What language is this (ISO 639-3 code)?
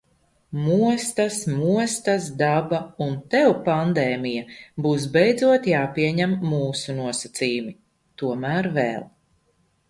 lav